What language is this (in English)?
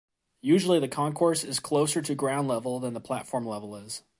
English